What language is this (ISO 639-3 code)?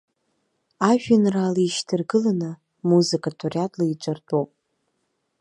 abk